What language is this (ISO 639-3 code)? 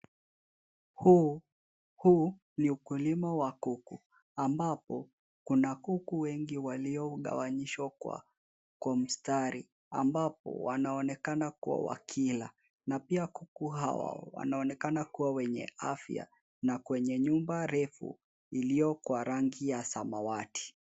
swa